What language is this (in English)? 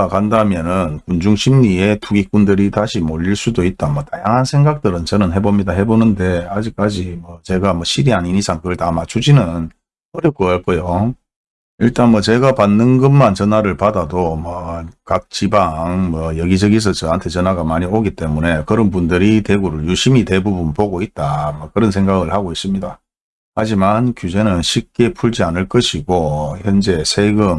Korean